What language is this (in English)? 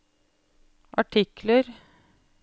Norwegian